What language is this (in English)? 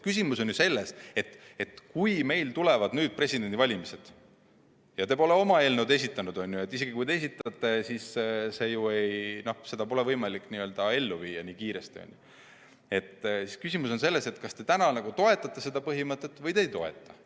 Estonian